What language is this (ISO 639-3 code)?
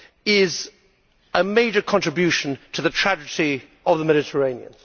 eng